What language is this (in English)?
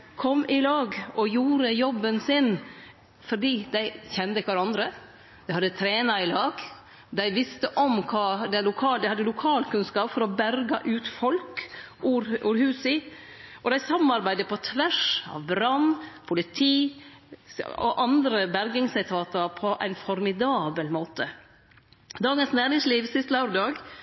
Norwegian Nynorsk